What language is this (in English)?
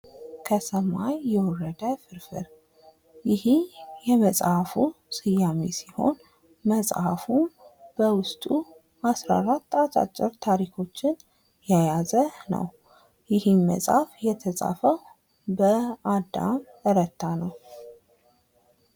Amharic